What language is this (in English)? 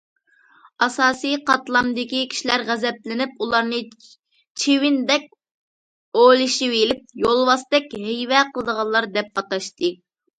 Uyghur